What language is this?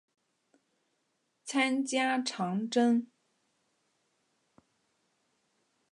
Chinese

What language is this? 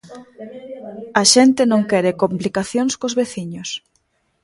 Galician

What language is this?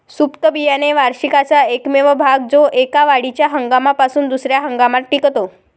Marathi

